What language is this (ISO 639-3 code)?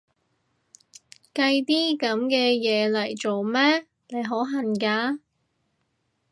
yue